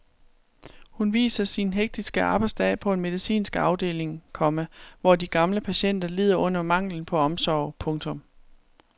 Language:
Danish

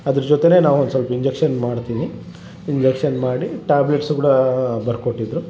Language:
Kannada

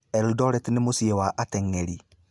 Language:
Kikuyu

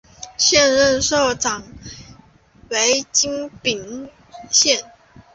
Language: Chinese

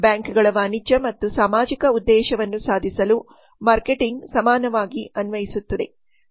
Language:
Kannada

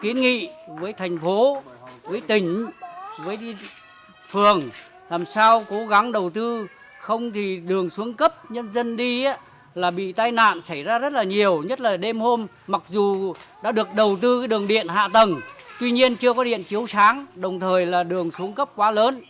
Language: Vietnamese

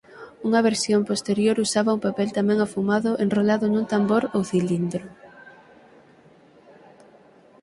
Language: Galician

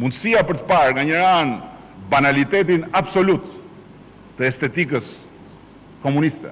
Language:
Romanian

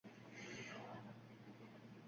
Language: Uzbek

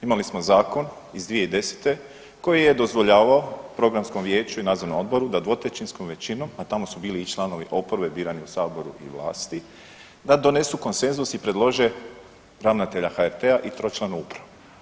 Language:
Croatian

